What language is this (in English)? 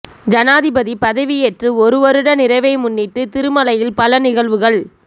Tamil